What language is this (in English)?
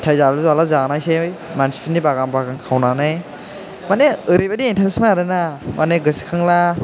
Bodo